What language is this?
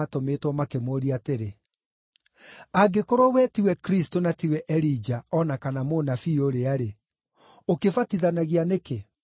Kikuyu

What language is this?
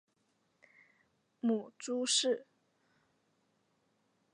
Chinese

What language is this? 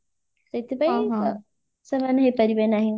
Odia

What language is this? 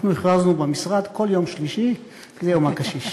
Hebrew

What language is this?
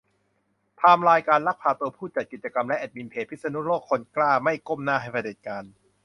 Thai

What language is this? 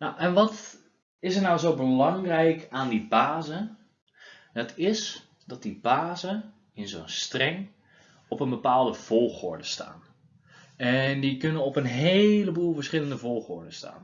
Dutch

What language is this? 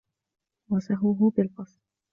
Arabic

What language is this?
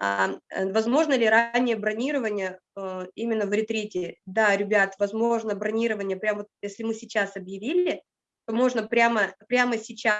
Russian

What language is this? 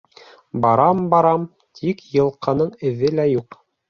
Bashkir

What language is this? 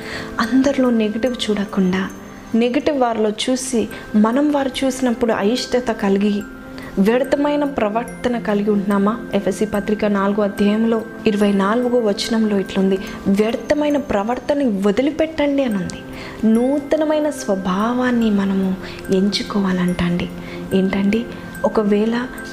Telugu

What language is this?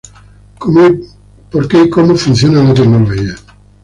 Spanish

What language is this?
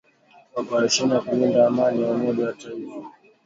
Swahili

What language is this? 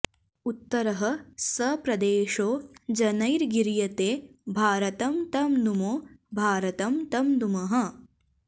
Sanskrit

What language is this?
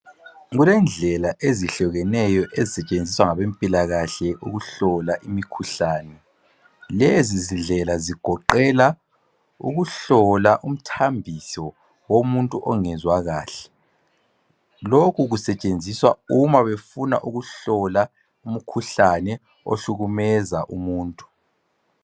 North Ndebele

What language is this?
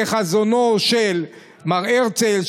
Hebrew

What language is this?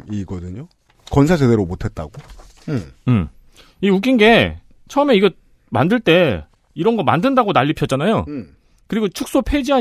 Korean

